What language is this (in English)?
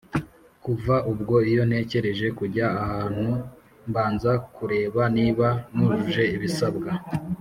Kinyarwanda